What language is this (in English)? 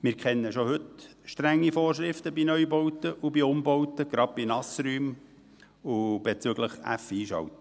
Swiss German